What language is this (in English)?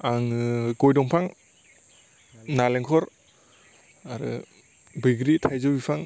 Bodo